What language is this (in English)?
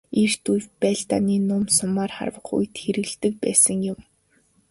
Mongolian